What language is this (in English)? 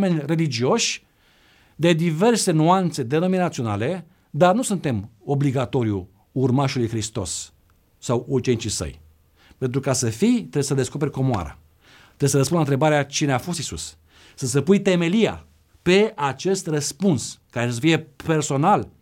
Romanian